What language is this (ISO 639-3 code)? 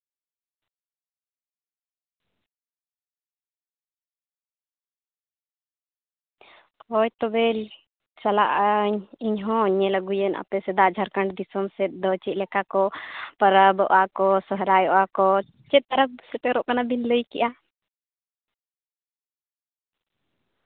sat